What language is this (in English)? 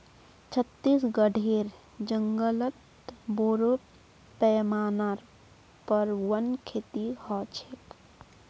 Magahi